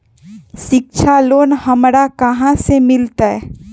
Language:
Magahi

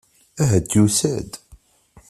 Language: Kabyle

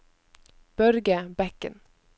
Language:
Norwegian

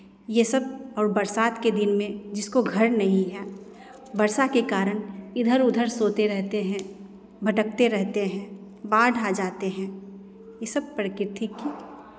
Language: Hindi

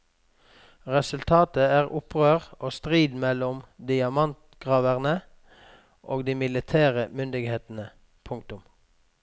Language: Norwegian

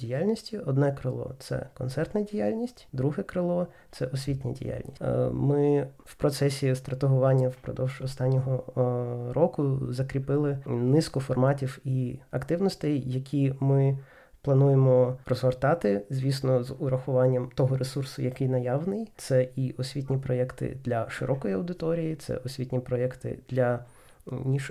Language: Ukrainian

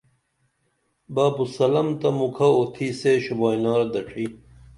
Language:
Dameli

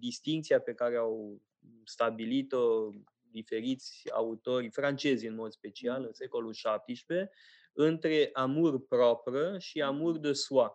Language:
Romanian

